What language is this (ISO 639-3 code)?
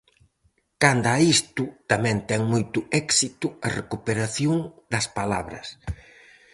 glg